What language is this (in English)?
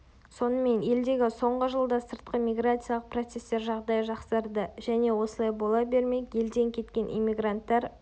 Kazakh